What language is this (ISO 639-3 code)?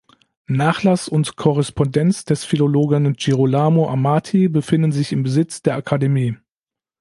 deu